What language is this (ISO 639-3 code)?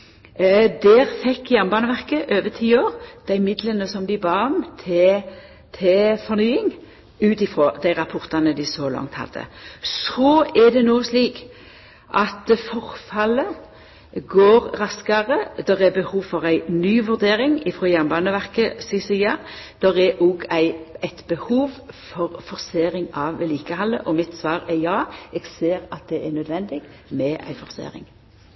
nno